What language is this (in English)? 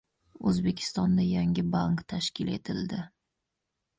Uzbek